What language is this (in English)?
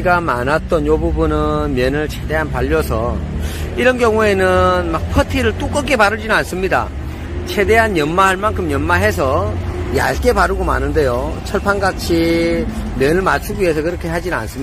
Korean